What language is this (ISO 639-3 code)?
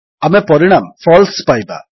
ori